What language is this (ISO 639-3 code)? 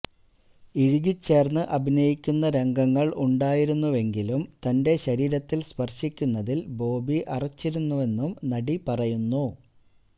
mal